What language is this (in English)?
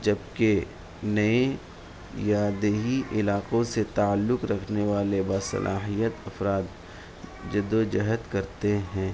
Urdu